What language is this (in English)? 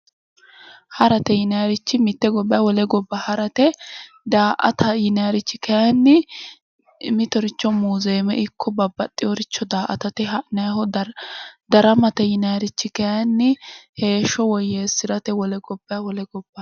Sidamo